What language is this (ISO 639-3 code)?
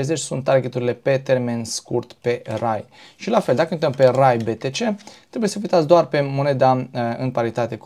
ron